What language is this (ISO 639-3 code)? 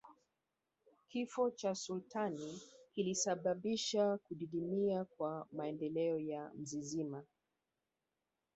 swa